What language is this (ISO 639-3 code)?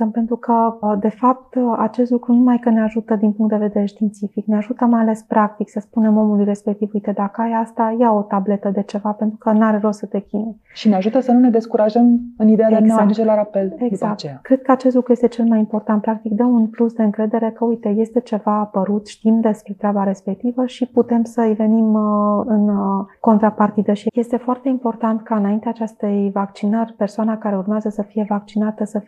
ron